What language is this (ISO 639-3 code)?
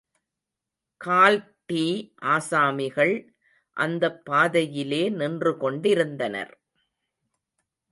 tam